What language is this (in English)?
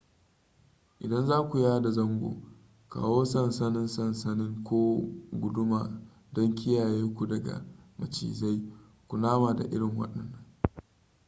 Hausa